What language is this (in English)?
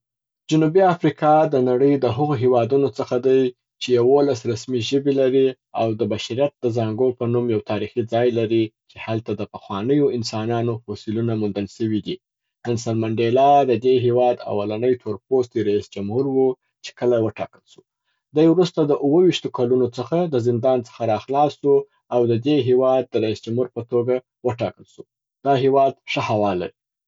Southern Pashto